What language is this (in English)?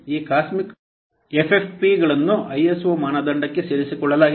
Kannada